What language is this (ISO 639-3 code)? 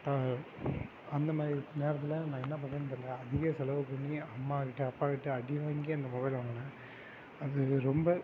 tam